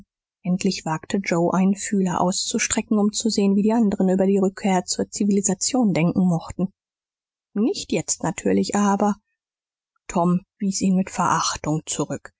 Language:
German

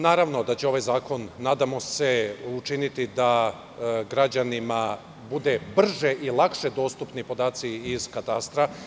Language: Serbian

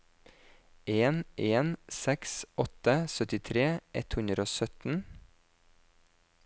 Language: Norwegian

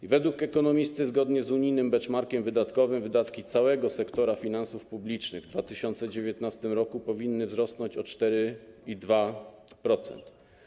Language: Polish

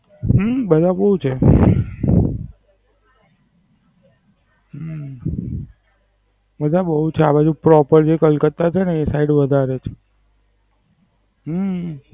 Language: Gujarati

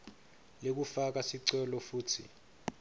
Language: Swati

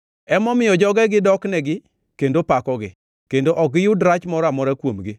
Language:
Luo (Kenya and Tanzania)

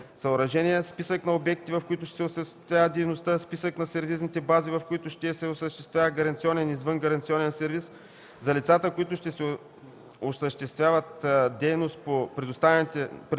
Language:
Bulgarian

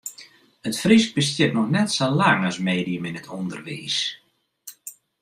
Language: Western Frisian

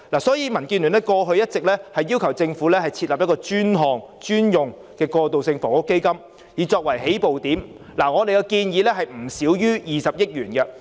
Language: Cantonese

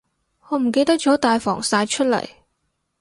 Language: Cantonese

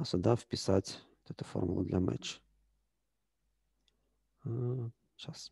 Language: Russian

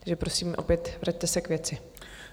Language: Czech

